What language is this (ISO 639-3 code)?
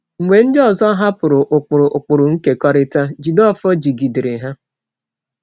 ibo